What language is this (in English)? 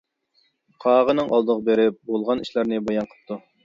Uyghur